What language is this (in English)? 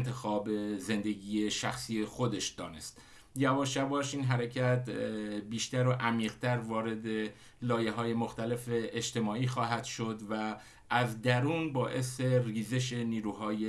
Persian